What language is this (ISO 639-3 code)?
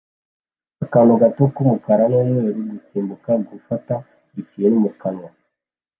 kin